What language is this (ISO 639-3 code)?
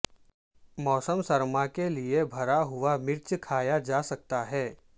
urd